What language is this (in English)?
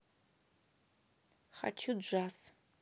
Russian